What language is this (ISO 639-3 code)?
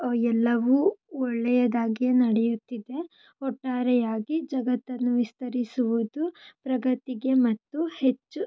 kan